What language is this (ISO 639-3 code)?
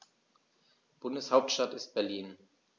deu